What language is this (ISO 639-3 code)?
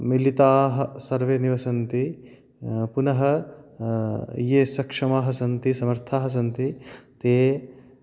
san